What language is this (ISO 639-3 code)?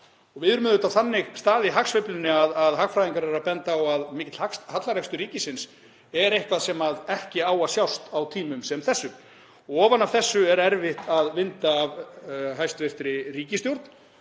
isl